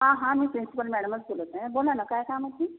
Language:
Marathi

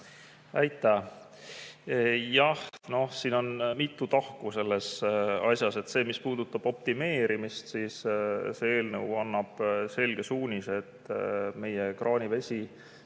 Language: Estonian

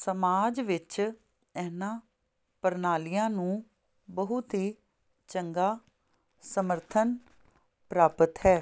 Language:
Punjabi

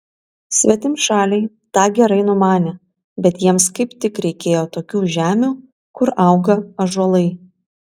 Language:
Lithuanian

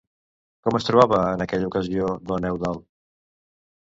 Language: Catalan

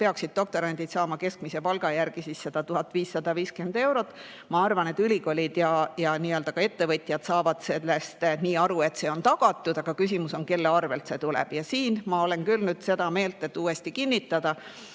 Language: Estonian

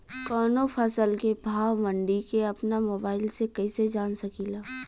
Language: Bhojpuri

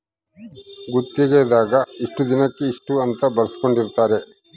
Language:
Kannada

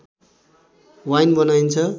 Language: Nepali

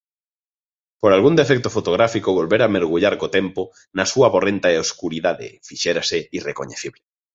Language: Galician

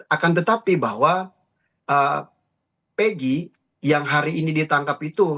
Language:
Indonesian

